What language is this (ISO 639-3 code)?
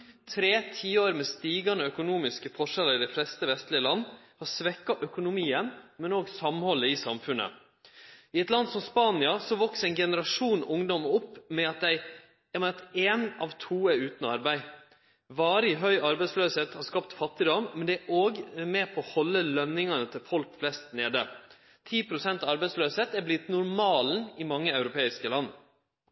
nno